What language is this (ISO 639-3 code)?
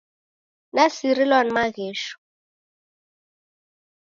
dav